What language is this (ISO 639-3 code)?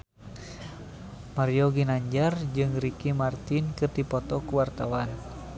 sun